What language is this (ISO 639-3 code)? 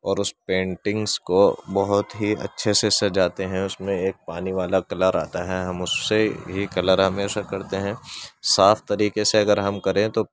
urd